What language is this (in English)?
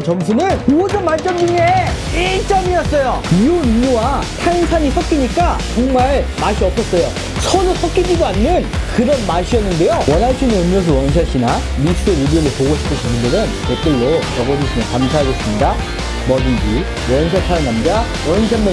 Korean